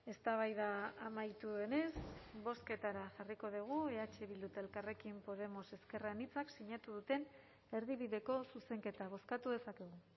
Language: Basque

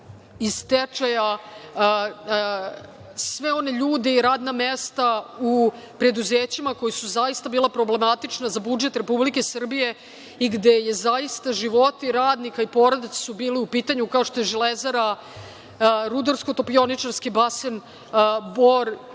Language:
Serbian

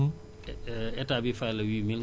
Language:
Wolof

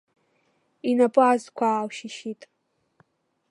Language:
Abkhazian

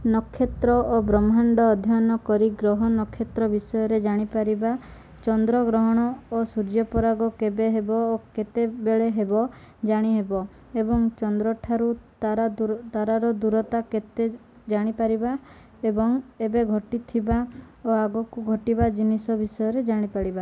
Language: Odia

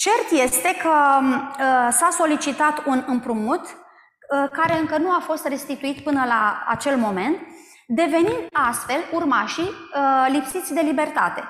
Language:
Romanian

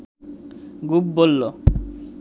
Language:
Bangla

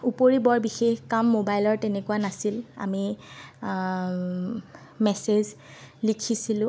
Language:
Assamese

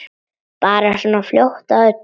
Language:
Icelandic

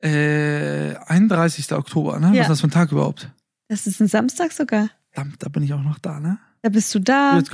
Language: German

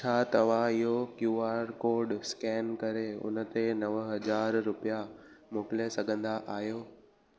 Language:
Sindhi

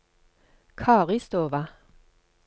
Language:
Norwegian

